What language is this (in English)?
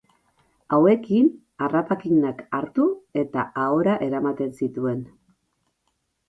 Basque